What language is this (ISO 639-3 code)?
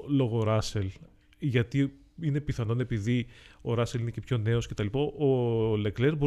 ell